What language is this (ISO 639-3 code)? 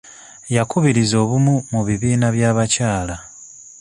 lug